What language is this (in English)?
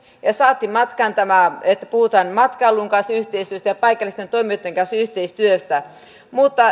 Finnish